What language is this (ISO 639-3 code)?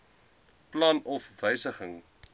afr